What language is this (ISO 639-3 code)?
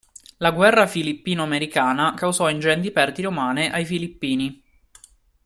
ita